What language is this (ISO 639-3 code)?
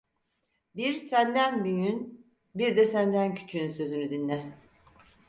tur